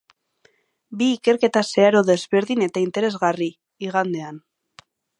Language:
Basque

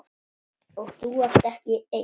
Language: Icelandic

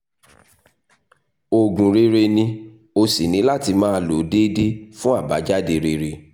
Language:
Yoruba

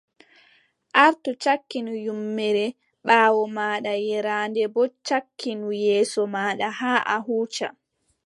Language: Adamawa Fulfulde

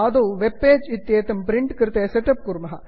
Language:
Sanskrit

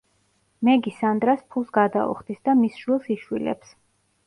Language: Georgian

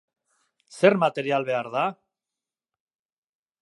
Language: Basque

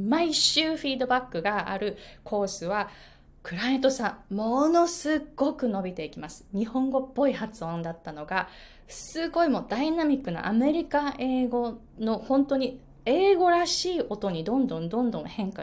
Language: Japanese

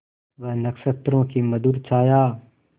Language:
Hindi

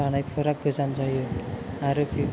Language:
Bodo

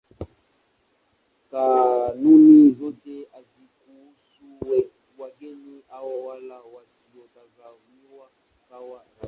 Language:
Swahili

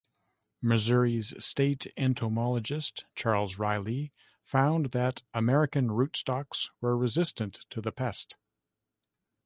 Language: English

